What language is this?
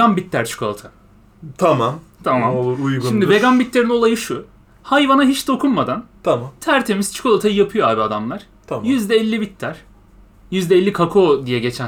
Turkish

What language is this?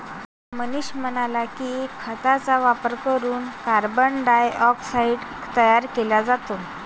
Marathi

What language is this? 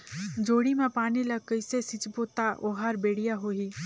Chhattisgarhi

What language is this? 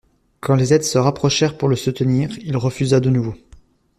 French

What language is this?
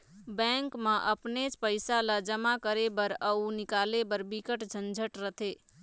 Chhattisgarhi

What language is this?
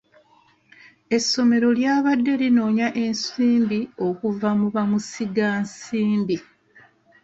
Ganda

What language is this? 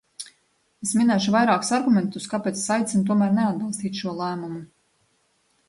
Latvian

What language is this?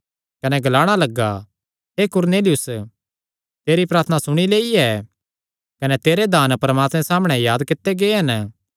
Kangri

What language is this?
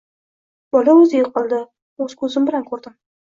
Uzbek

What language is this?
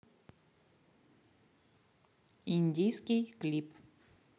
Russian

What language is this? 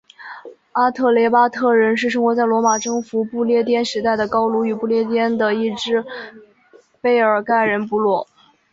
Chinese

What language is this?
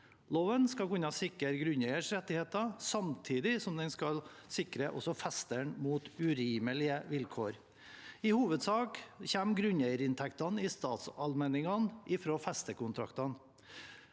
Norwegian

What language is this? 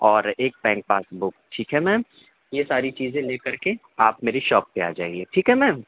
Urdu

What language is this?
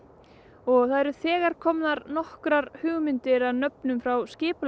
Icelandic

